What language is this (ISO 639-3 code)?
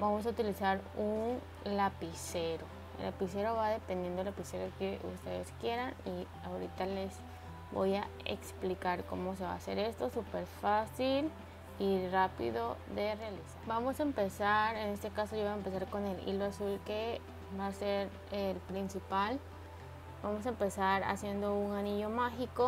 spa